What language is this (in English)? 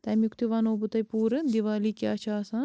Kashmiri